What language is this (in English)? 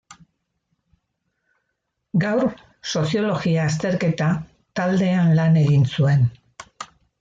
Basque